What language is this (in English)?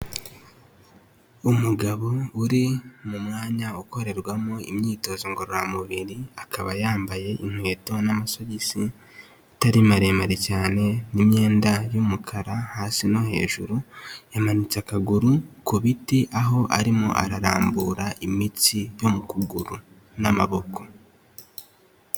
Kinyarwanda